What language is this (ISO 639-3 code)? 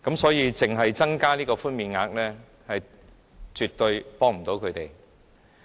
yue